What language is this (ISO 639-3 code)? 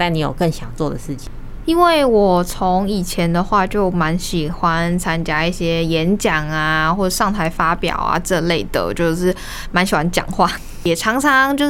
zho